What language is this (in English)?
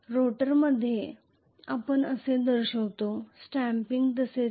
Marathi